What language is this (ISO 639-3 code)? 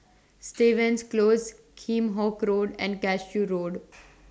eng